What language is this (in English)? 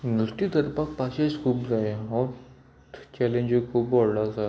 Konkani